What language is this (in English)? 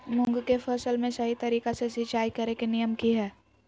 Magahi